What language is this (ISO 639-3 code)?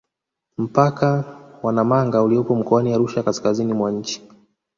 swa